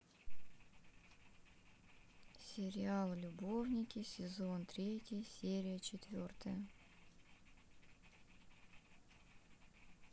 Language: Russian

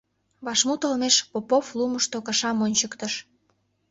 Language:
Mari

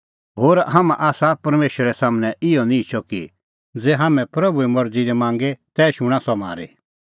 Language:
Kullu Pahari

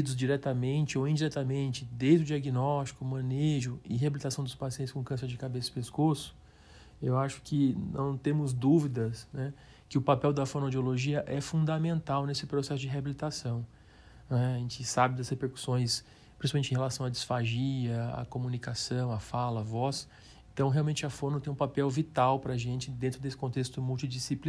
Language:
Portuguese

